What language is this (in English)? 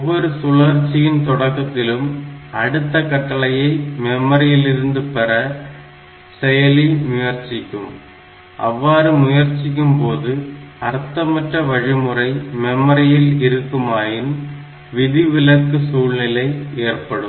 Tamil